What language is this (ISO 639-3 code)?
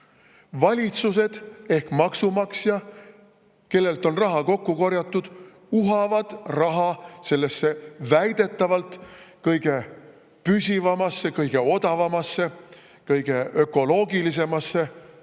est